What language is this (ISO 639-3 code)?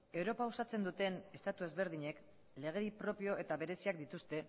eus